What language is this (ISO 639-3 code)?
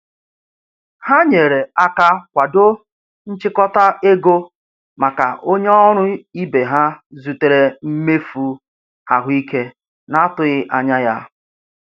ibo